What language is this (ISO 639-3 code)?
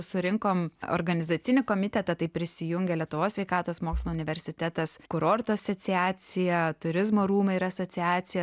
lit